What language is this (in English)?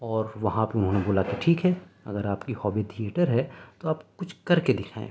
Urdu